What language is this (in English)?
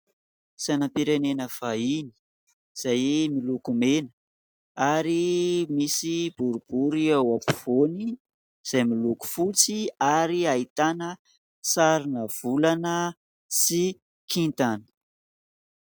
Malagasy